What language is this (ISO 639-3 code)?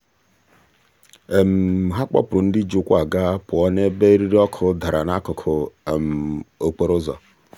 ibo